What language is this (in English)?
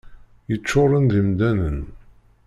Kabyle